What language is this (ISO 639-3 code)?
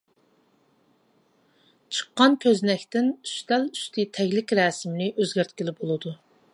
uig